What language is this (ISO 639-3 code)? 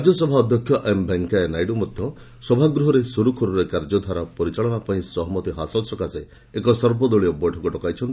ori